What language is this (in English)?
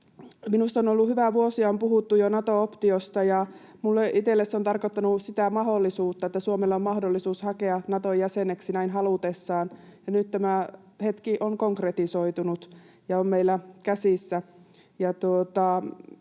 Finnish